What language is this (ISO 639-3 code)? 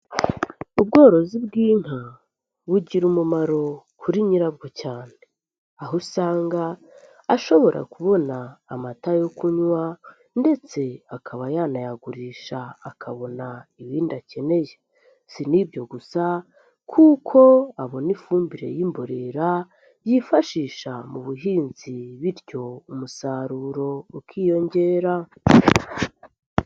kin